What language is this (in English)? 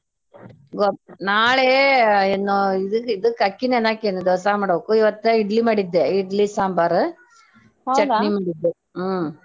Kannada